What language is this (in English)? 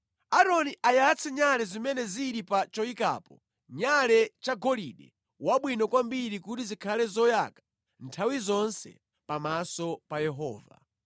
Nyanja